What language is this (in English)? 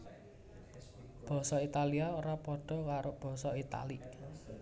Javanese